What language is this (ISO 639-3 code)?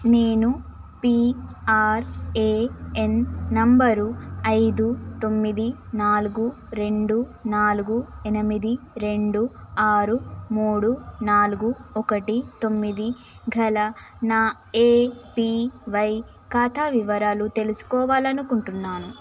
tel